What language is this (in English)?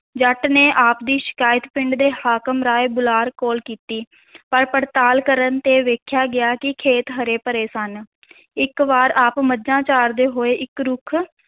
Punjabi